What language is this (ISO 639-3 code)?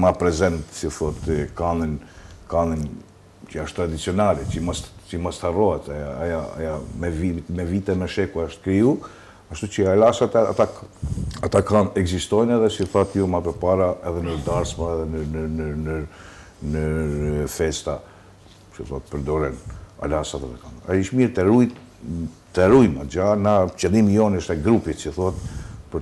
ron